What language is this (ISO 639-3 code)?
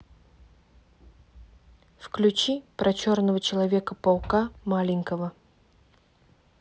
rus